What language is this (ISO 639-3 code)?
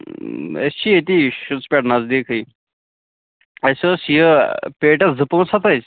kas